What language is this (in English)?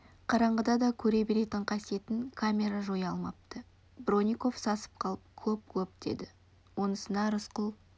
Kazakh